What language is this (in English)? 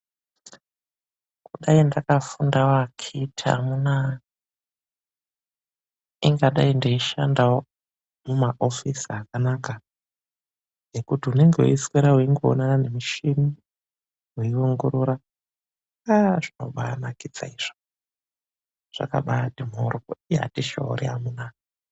Ndau